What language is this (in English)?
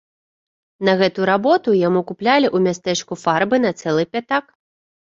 Belarusian